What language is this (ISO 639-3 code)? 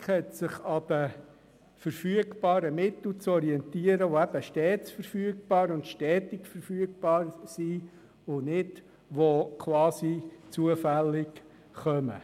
gsw